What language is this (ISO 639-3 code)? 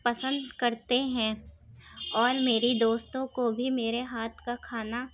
urd